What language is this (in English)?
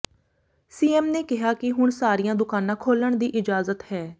Punjabi